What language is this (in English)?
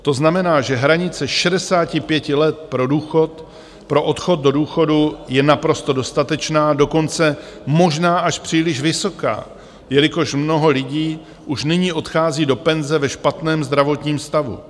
Czech